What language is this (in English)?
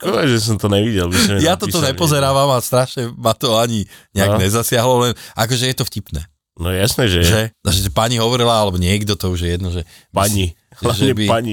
Slovak